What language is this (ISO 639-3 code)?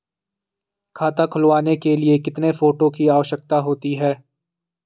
hin